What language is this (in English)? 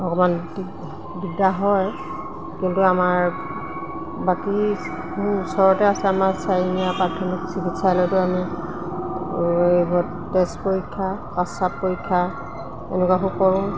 Assamese